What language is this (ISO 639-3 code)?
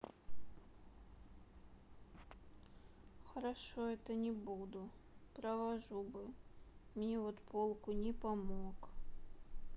rus